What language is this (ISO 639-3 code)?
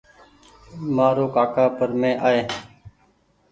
gig